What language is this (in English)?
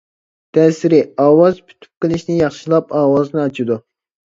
Uyghur